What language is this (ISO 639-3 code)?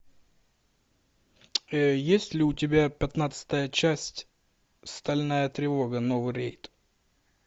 rus